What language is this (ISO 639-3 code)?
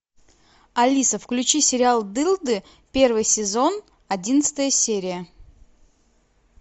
rus